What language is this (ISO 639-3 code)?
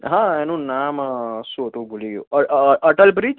guj